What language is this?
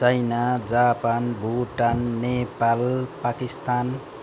Nepali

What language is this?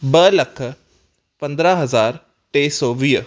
Sindhi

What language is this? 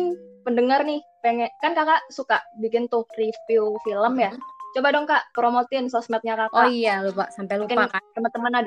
Indonesian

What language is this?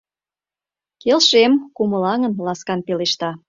Mari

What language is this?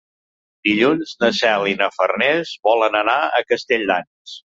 Catalan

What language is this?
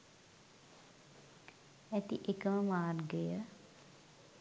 Sinhala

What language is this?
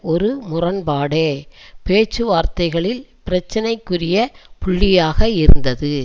Tamil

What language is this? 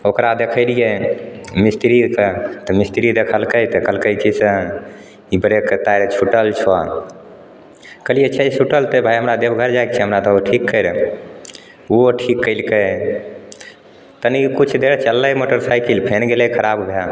Maithili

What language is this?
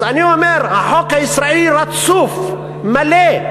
Hebrew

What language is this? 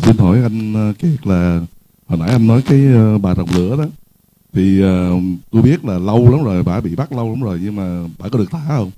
Vietnamese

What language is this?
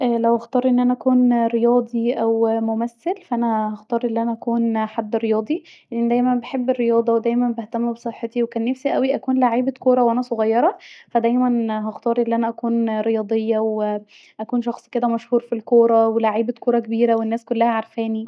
Egyptian Arabic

